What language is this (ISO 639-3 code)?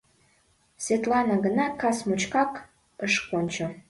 chm